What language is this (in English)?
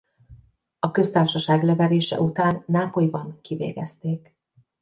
Hungarian